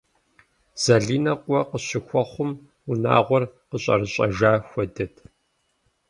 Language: Kabardian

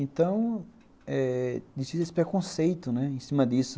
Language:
Portuguese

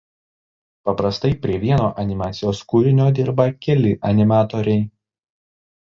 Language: Lithuanian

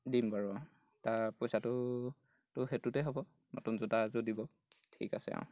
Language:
Assamese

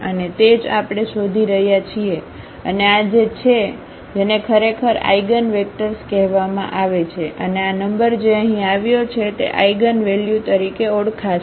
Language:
Gujarati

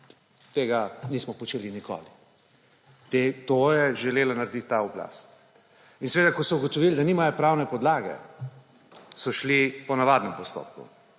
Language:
Slovenian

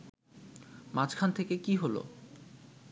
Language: Bangla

